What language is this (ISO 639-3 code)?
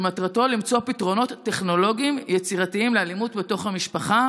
heb